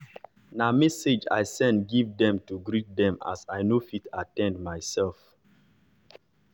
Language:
Nigerian Pidgin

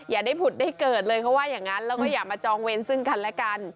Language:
Thai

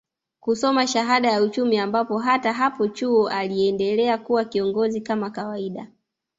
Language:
Swahili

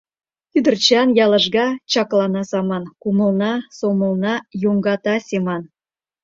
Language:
Mari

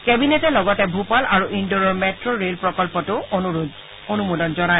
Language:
Assamese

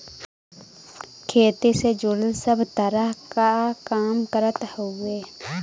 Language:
Bhojpuri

